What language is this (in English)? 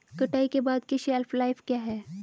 Hindi